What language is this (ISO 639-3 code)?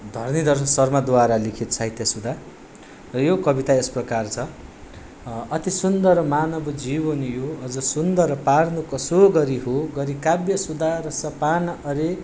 nep